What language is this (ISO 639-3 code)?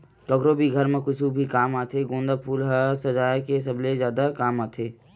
hne